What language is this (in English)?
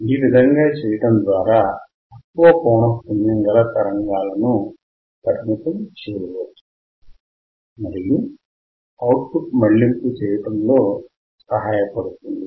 Telugu